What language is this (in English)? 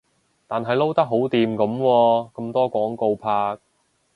Cantonese